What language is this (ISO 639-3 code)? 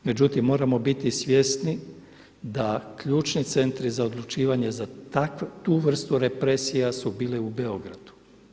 hrv